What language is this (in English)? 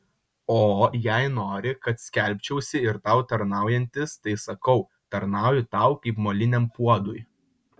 Lithuanian